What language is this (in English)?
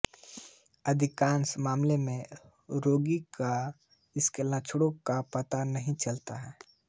Hindi